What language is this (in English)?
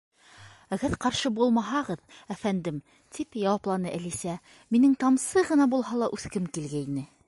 Bashkir